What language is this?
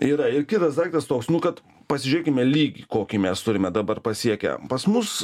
Lithuanian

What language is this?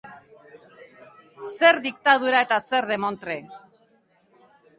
Basque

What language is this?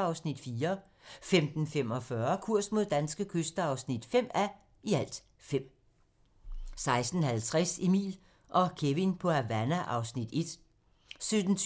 Danish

